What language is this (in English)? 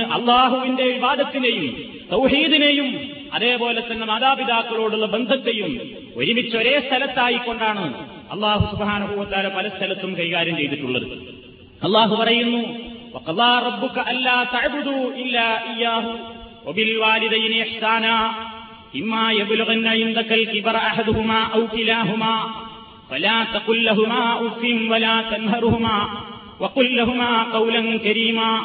Malayalam